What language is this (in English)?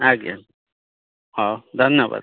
Odia